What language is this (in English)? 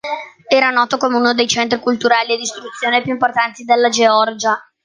Italian